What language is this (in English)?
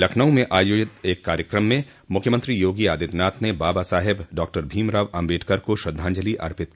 Hindi